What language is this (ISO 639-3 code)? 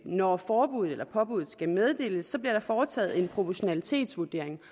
dan